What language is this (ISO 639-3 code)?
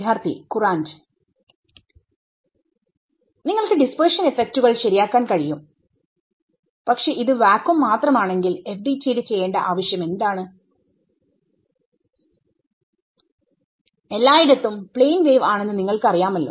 mal